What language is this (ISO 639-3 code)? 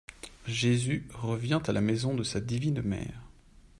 fra